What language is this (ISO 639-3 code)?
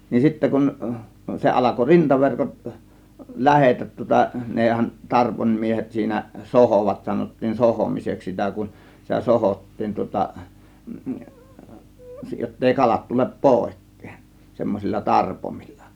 fin